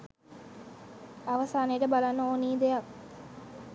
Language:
Sinhala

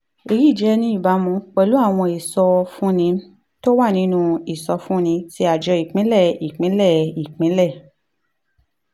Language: Yoruba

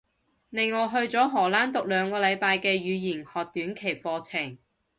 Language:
Cantonese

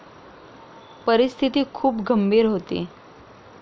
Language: Marathi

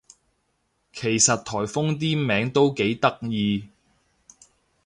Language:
Cantonese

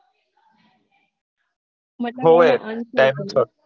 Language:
Gujarati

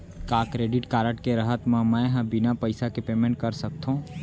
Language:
Chhattisgarhi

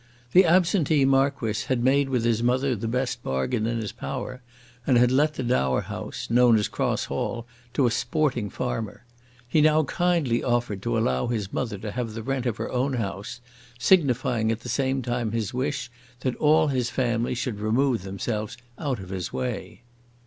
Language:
English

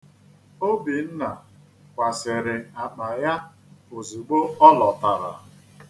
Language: Igbo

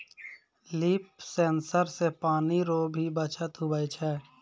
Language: Maithili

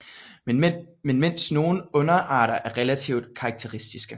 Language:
Danish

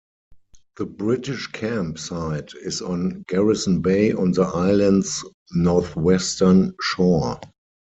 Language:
English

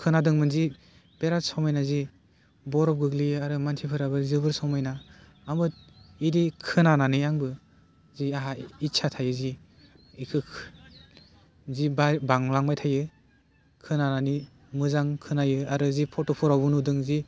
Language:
Bodo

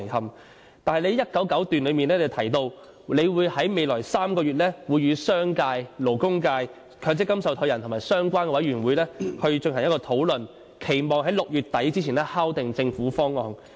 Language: Cantonese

